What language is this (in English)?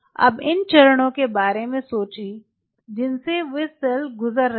Hindi